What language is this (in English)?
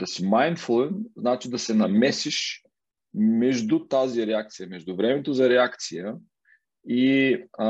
Bulgarian